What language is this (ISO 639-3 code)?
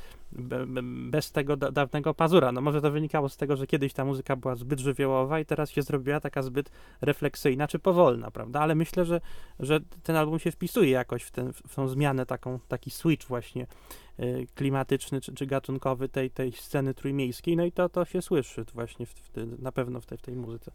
pol